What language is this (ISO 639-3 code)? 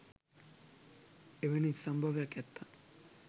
sin